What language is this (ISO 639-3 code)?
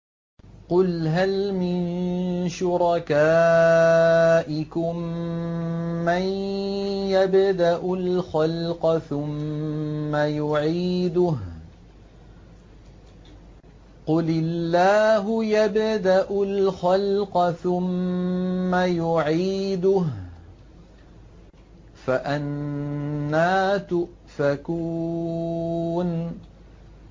ara